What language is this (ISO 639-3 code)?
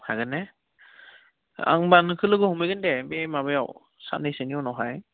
brx